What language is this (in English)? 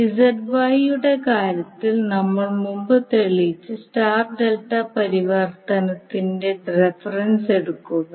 Malayalam